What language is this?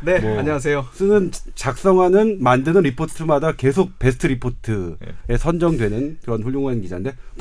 Korean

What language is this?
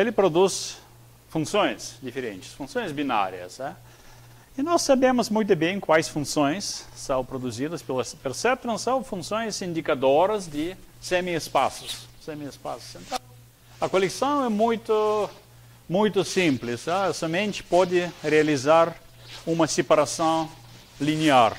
Portuguese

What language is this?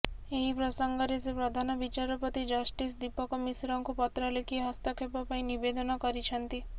Odia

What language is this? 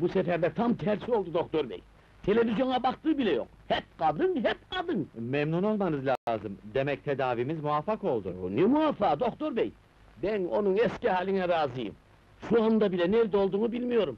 Turkish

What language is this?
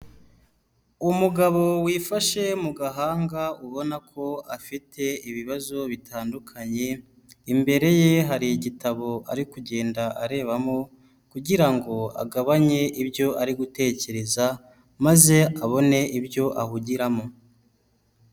Kinyarwanda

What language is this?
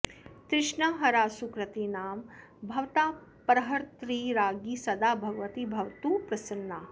Sanskrit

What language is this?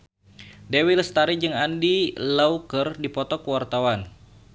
Sundanese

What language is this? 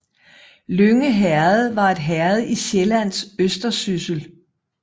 Danish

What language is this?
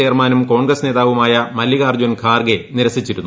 Malayalam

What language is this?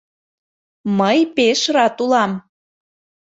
Mari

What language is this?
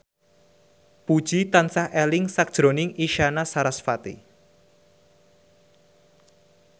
Javanese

